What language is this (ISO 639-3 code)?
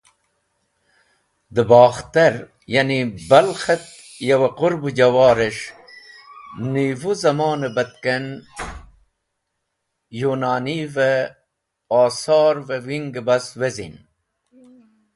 wbl